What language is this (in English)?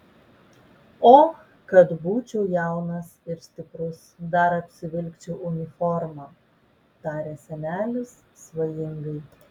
Lithuanian